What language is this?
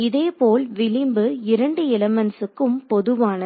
Tamil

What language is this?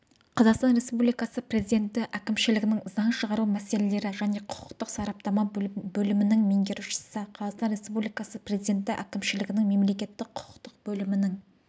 Kazakh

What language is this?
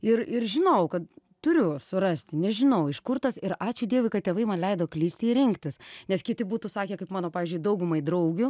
Lithuanian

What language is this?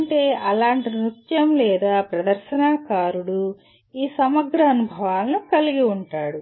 Telugu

